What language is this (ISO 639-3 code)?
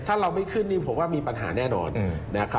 tha